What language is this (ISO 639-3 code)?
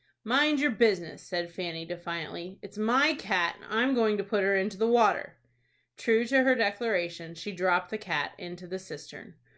eng